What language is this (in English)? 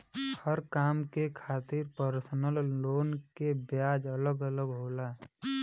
Bhojpuri